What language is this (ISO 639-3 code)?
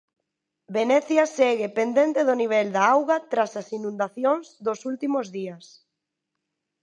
glg